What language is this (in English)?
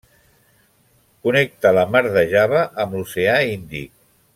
Catalan